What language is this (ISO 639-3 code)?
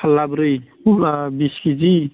brx